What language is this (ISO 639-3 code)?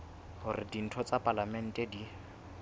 sot